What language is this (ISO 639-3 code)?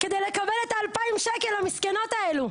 heb